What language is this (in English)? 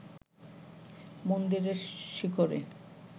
Bangla